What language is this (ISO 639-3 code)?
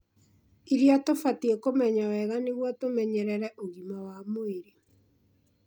kik